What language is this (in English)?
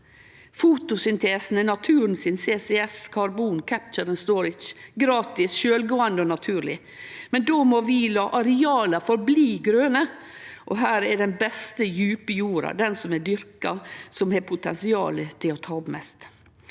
Norwegian